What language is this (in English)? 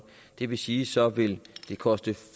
Danish